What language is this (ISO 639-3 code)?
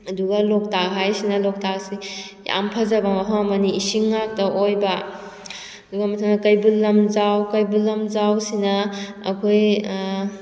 mni